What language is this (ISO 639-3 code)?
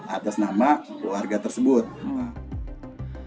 ind